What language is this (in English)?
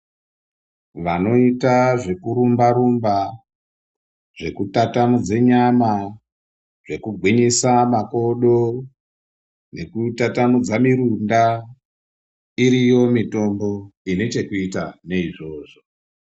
Ndau